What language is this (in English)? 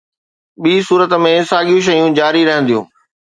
Sindhi